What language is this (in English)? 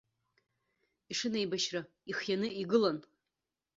Abkhazian